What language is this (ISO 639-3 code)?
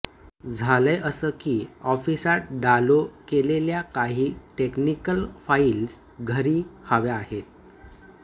mar